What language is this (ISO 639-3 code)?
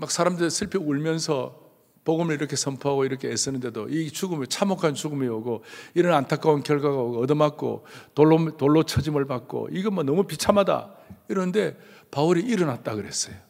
kor